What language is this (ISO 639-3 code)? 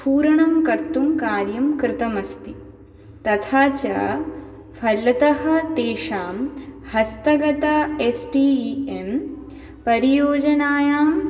san